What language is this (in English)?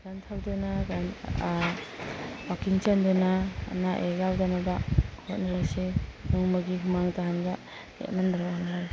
Manipuri